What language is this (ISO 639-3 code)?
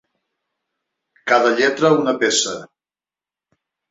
cat